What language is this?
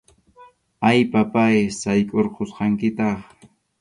Arequipa-La Unión Quechua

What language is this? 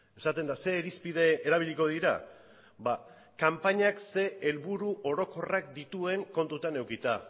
Basque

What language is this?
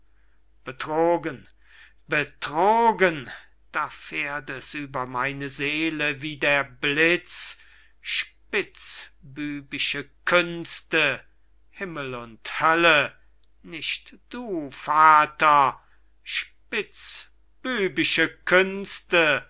German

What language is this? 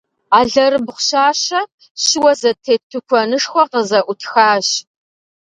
Kabardian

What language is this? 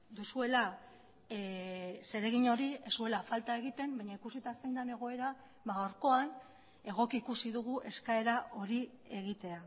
Basque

